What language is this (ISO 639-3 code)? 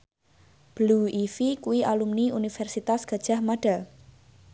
jav